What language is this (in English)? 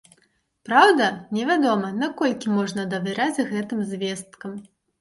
Belarusian